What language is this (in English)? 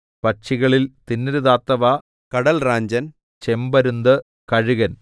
Malayalam